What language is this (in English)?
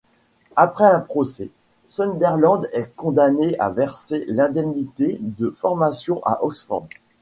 French